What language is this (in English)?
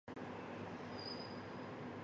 Chinese